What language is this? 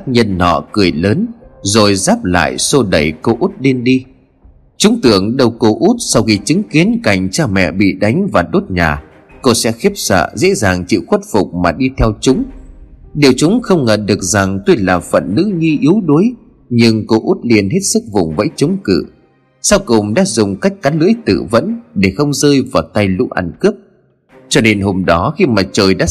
Vietnamese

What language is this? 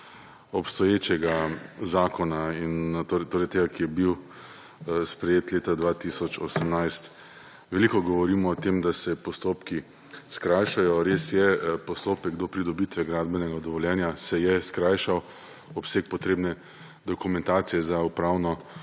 Slovenian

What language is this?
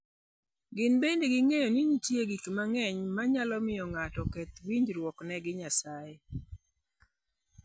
Luo (Kenya and Tanzania)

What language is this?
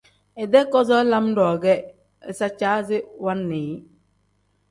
Tem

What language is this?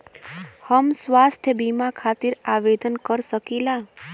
Bhojpuri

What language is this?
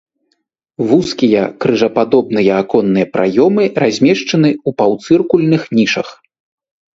Belarusian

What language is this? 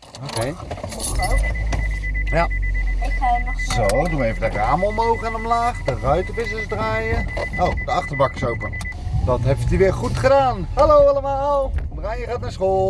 Dutch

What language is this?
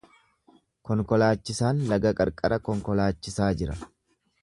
Oromo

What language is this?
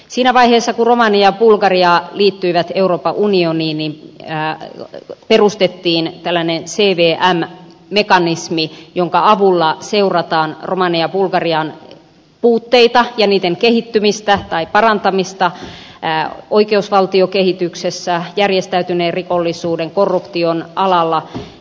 Finnish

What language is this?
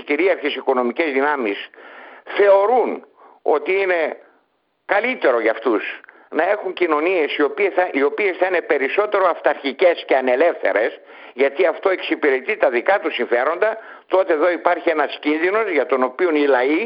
Greek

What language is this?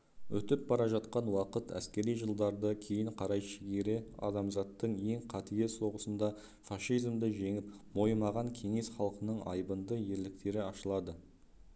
Kazakh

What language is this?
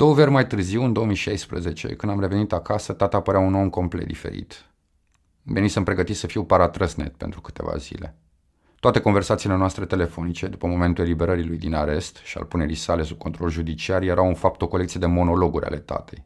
Romanian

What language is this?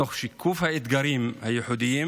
Hebrew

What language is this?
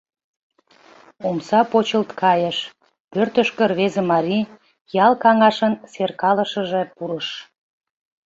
Mari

